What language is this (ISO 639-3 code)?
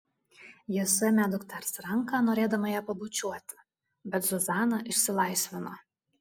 lit